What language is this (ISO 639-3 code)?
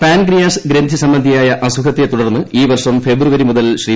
mal